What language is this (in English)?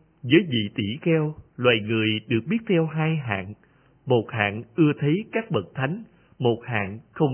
Vietnamese